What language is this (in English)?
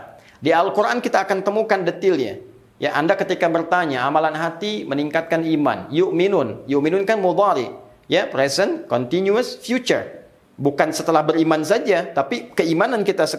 Indonesian